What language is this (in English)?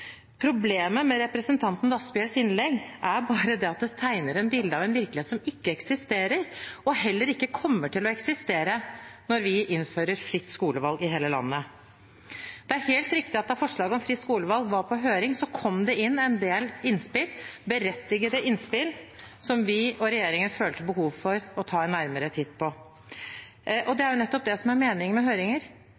Norwegian Bokmål